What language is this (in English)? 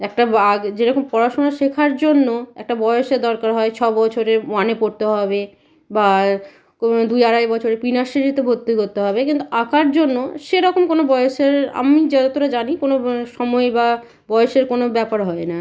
Bangla